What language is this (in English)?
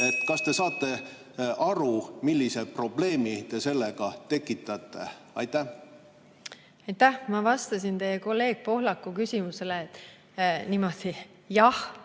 Estonian